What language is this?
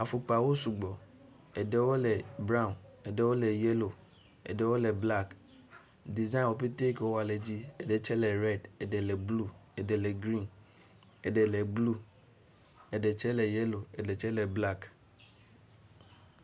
Ewe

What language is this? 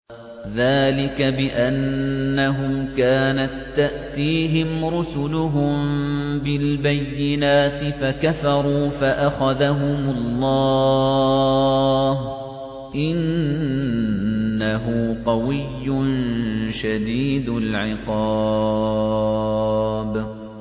Arabic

